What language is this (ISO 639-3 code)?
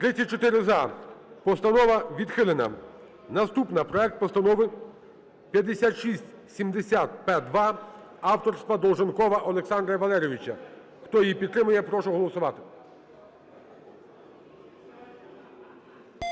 ukr